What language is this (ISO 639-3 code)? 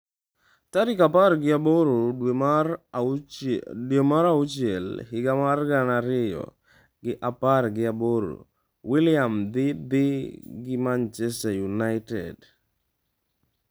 luo